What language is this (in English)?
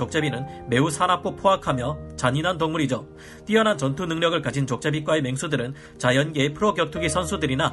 Korean